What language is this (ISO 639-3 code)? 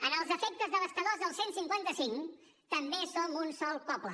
cat